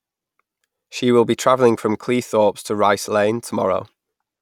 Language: English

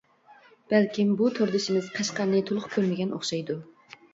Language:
Uyghur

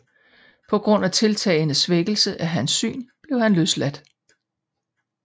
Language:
Danish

